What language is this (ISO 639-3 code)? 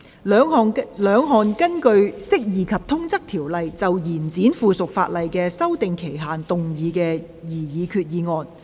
yue